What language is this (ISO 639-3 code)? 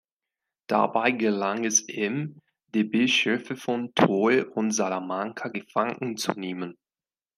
deu